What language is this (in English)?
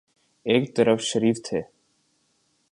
Urdu